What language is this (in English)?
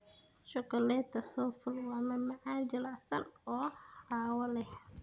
Somali